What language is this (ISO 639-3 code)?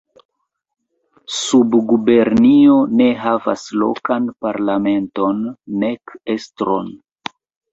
epo